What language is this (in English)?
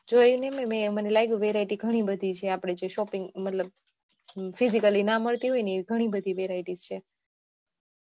Gujarati